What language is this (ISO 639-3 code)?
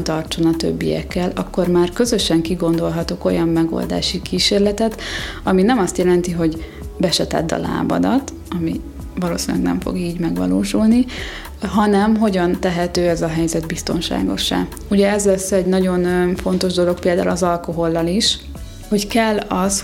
hun